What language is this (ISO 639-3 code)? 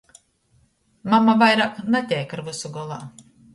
ltg